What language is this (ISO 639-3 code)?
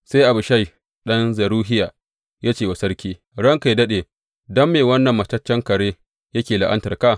hau